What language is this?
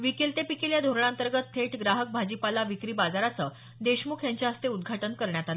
Marathi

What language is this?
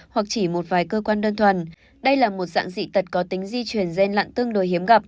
Vietnamese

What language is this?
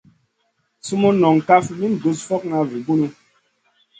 Masana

